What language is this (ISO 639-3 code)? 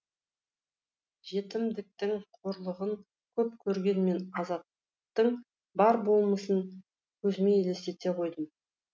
kaz